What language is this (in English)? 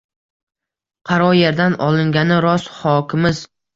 Uzbek